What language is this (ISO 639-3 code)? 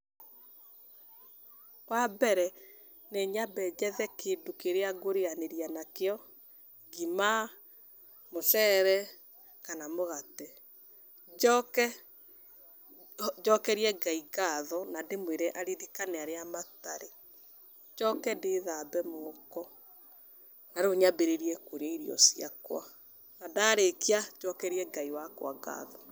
kik